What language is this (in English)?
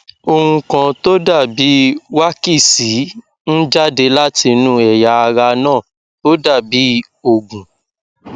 Yoruba